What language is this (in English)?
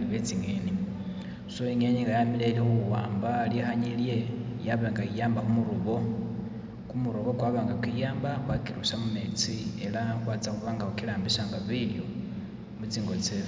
Masaaba